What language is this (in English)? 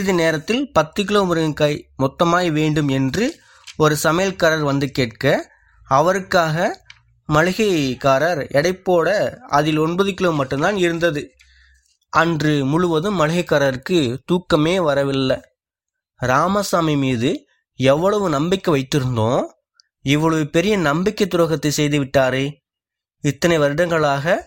Tamil